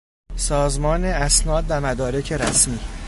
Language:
Persian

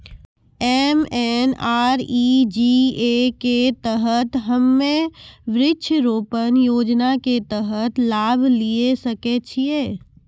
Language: Maithili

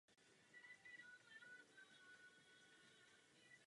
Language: Czech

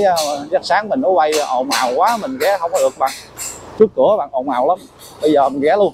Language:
Vietnamese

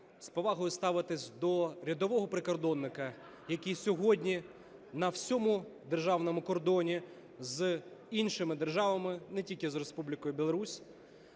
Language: Ukrainian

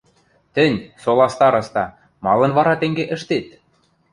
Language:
Western Mari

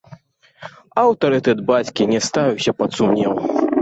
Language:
Belarusian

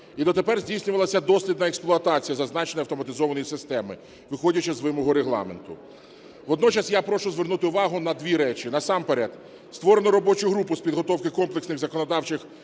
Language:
Ukrainian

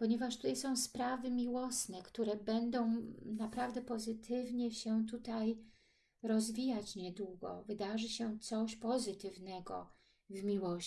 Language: Polish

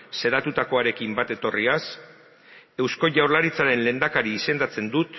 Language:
Basque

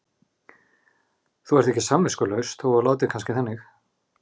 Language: Icelandic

